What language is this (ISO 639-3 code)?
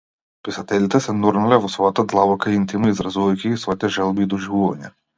mkd